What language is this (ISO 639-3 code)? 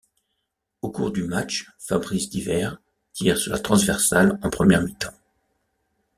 fra